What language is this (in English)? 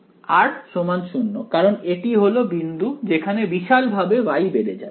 Bangla